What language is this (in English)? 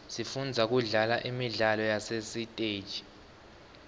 Swati